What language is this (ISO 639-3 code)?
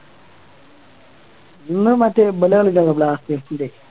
mal